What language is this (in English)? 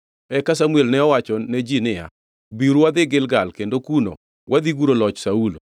Luo (Kenya and Tanzania)